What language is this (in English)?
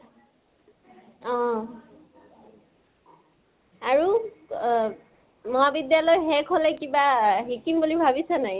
Assamese